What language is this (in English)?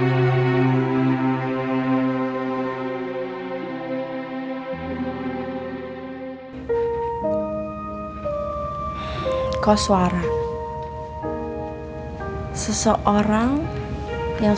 Indonesian